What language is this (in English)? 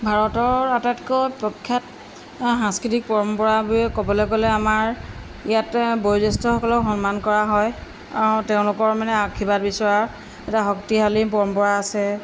Assamese